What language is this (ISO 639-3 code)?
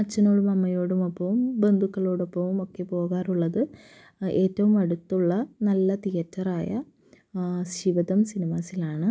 mal